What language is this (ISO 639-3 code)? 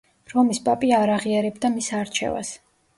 kat